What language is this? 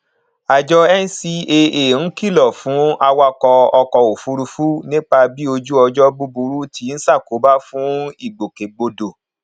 Yoruba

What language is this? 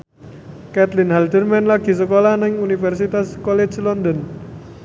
Javanese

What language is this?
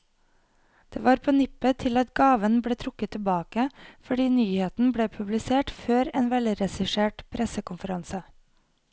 Norwegian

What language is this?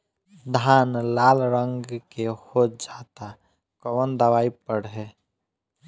Bhojpuri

